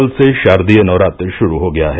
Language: Hindi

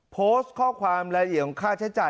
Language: Thai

